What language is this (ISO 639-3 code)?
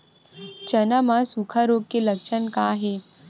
hne